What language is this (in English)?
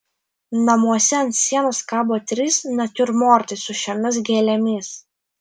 Lithuanian